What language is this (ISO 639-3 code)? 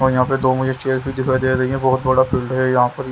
hin